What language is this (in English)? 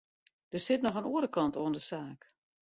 Western Frisian